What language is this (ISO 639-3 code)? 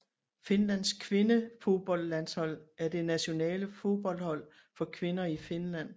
dan